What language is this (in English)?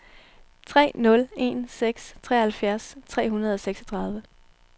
Danish